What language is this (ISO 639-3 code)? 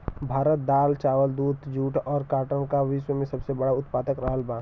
bho